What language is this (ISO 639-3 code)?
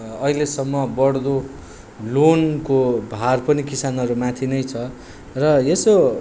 nep